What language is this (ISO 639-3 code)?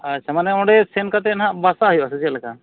sat